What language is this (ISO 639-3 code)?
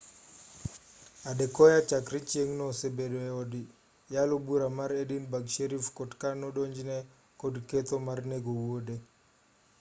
luo